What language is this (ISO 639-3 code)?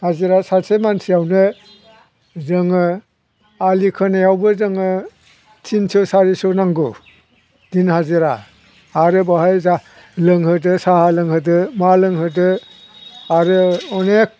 brx